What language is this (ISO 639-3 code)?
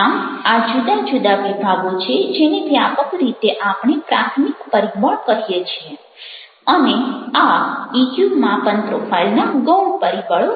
guj